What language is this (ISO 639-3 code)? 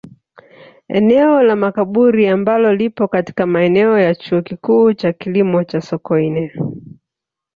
swa